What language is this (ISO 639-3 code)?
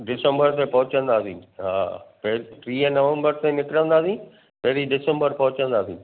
snd